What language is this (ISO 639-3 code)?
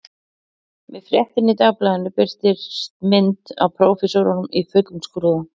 isl